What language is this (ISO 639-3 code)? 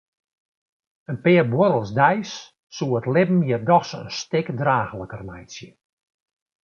fry